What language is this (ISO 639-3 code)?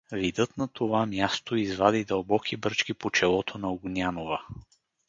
bul